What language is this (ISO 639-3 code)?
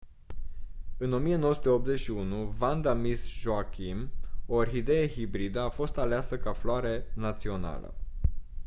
ron